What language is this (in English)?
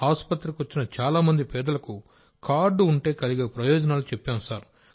Telugu